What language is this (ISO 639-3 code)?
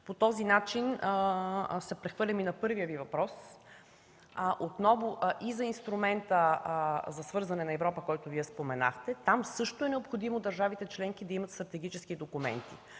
bul